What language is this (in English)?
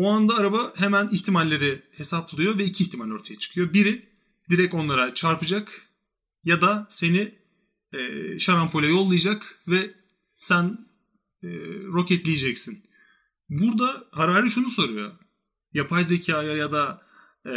Turkish